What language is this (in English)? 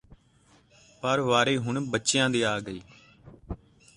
Punjabi